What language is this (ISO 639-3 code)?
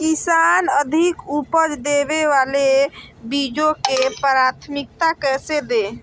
mag